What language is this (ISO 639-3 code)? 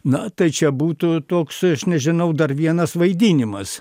lit